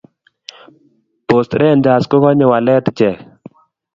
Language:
Kalenjin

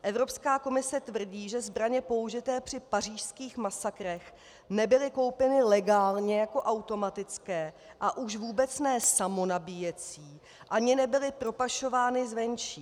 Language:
Czech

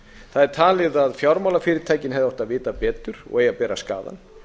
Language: Icelandic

